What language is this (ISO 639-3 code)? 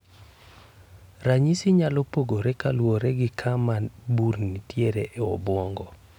luo